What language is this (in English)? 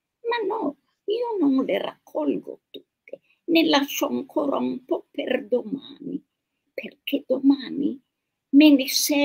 Italian